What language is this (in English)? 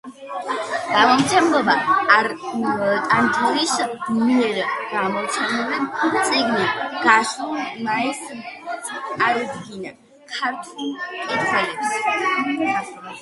Georgian